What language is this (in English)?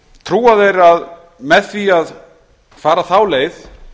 Icelandic